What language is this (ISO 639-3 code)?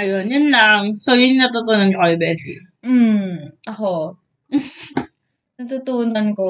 fil